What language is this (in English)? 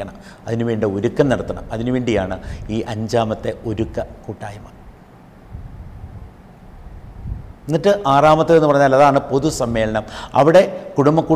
Malayalam